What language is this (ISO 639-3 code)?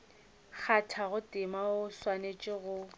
nso